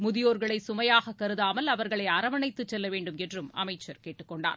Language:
Tamil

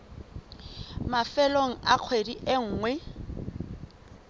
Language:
Southern Sotho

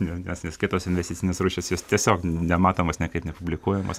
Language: Lithuanian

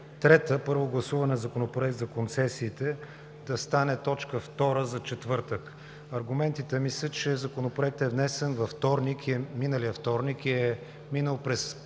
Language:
Bulgarian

